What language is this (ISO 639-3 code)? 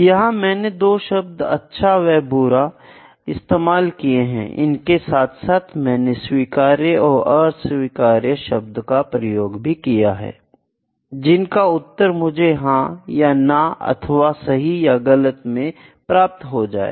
hin